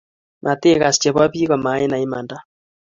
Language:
Kalenjin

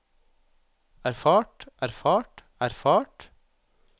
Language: Norwegian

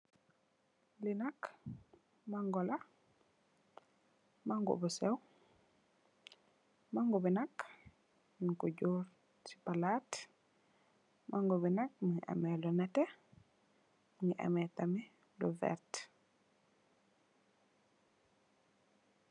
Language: Wolof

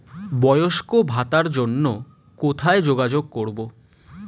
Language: Bangla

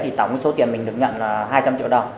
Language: Vietnamese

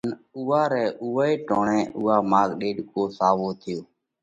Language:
Parkari Koli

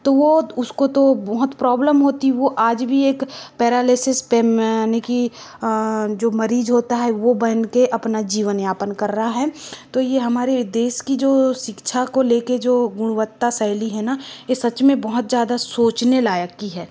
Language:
Hindi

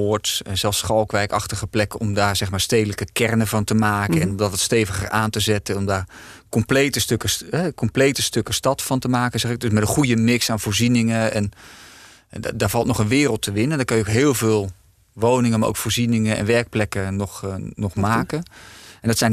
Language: Dutch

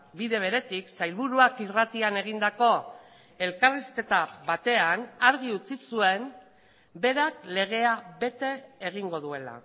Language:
Basque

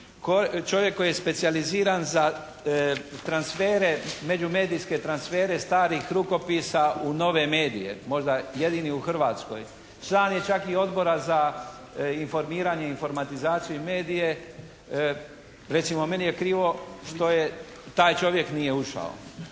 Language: Croatian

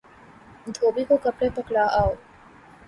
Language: Urdu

